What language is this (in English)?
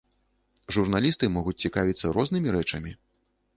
Belarusian